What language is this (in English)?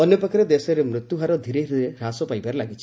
Odia